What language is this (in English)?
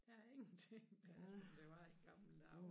Danish